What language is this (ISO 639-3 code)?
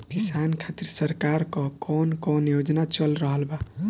bho